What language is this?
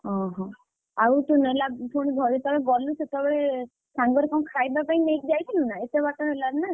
Odia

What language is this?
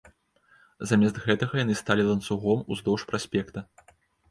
Belarusian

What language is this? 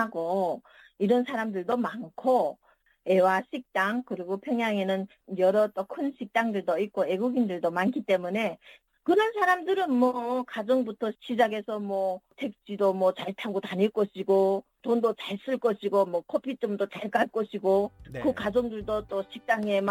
Korean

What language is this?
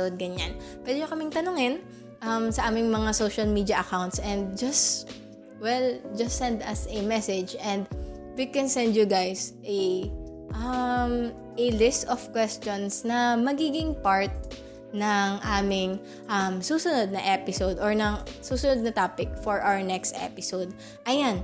Filipino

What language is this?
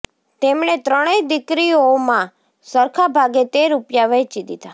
Gujarati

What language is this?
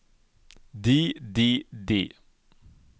Norwegian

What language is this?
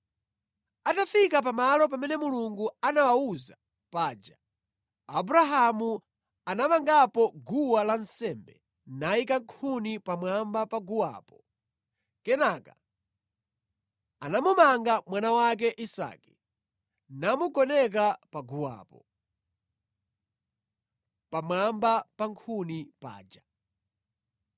Nyanja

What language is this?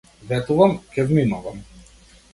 Macedonian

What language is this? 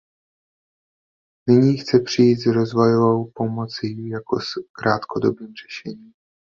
Czech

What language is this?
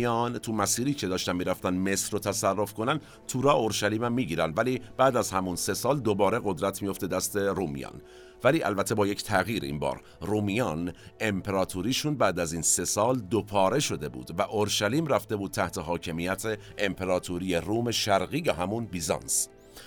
Persian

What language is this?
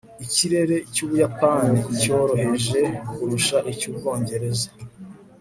Kinyarwanda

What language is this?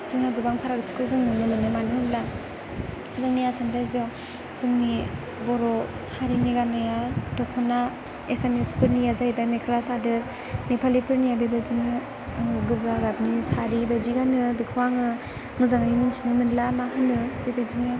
Bodo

